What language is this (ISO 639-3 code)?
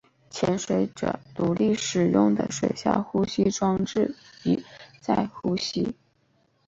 zho